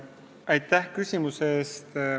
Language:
Estonian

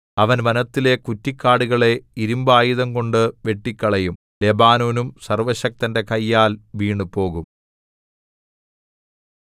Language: Malayalam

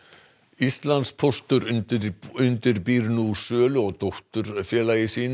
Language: Icelandic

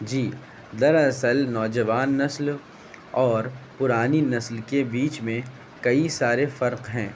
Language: Urdu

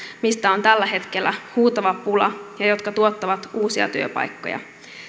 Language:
Finnish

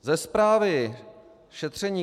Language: Czech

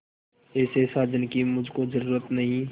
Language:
Hindi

